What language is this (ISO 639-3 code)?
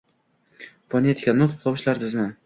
uzb